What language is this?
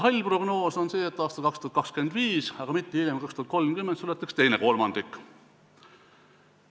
Estonian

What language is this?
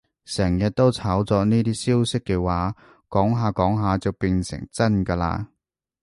Cantonese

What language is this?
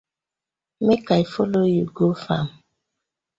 Nigerian Pidgin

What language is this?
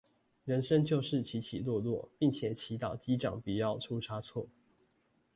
Chinese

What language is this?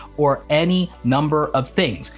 English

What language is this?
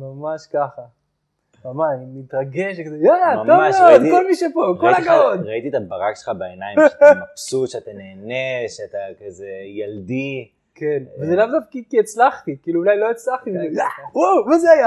Hebrew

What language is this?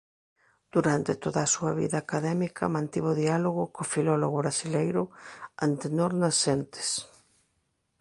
Galician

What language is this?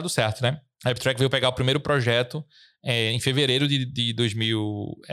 Portuguese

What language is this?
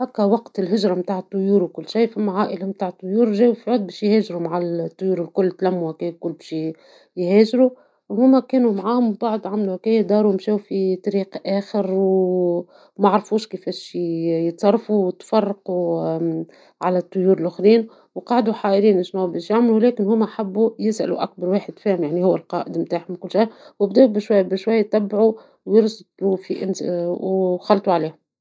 Tunisian Arabic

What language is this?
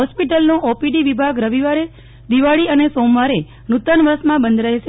Gujarati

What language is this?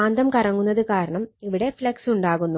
Malayalam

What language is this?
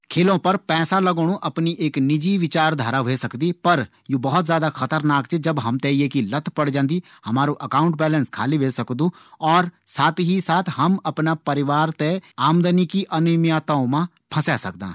Garhwali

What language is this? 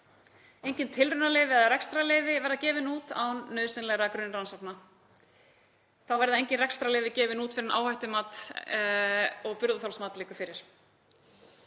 Icelandic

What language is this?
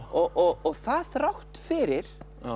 Icelandic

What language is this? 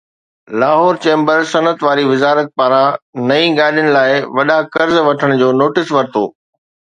Sindhi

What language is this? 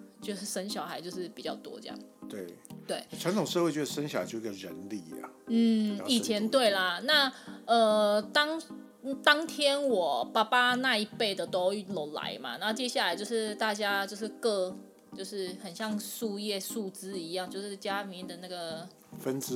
Chinese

